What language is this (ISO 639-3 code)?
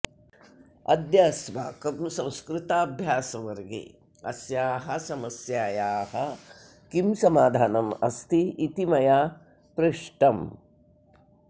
san